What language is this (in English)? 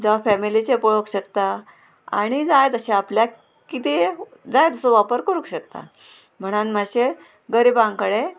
Konkani